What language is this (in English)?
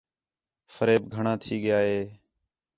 Khetrani